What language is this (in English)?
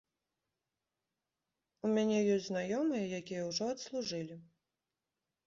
Belarusian